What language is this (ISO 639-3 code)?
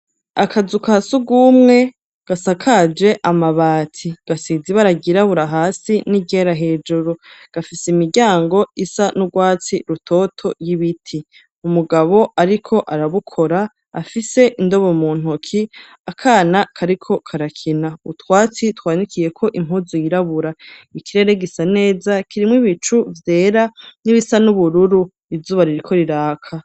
run